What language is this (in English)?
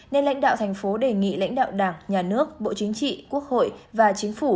Vietnamese